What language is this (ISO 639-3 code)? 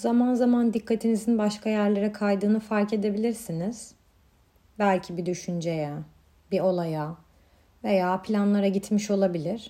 tur